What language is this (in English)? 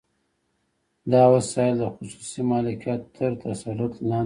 Pashto